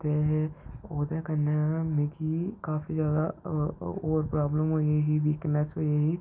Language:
Dogri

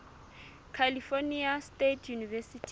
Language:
Southern Sotho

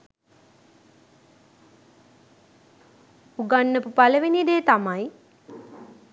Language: Sinhala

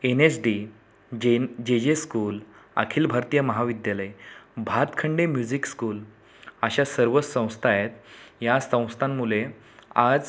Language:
Marathi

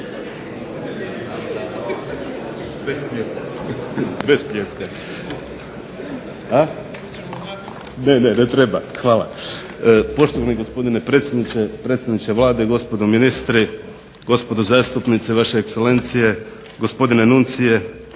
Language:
Croatian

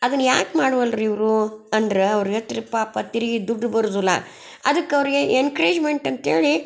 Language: Kannada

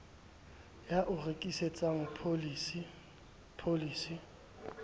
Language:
Southern Sotho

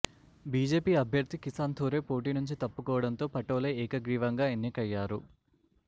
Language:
Telugu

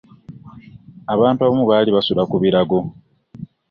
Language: Ganda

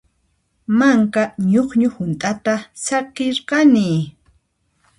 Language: Puno Quechua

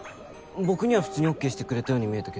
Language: Japanese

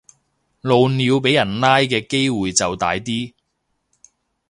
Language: Cantonese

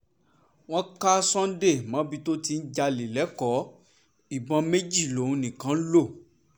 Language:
Yoruba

